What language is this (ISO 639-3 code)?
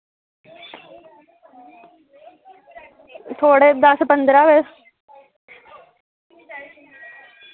doi